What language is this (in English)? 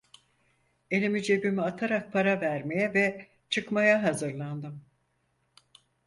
Turkish